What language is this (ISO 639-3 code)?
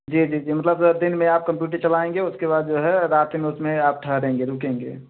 hin